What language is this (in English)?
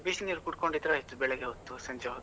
Kannada